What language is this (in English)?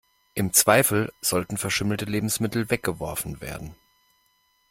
German